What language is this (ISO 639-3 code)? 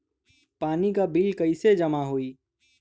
bho